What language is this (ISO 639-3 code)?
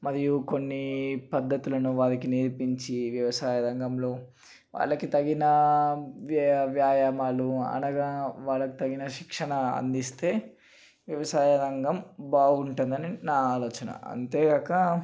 tel